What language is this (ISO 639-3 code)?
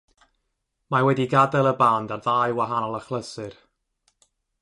cym